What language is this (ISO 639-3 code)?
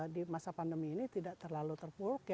ind